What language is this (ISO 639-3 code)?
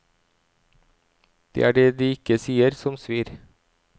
nor